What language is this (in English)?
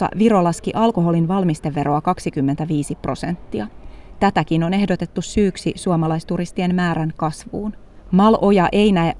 Finnish